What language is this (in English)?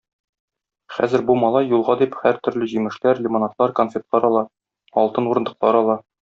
Tatar